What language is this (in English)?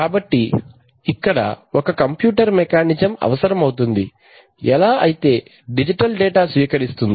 Telugu